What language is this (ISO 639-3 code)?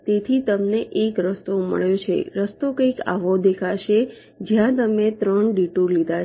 guj